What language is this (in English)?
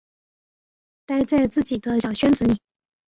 Chinese